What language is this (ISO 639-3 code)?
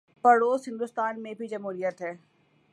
urd